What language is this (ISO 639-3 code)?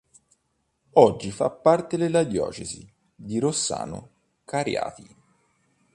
ita